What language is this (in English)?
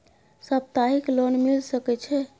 Maithili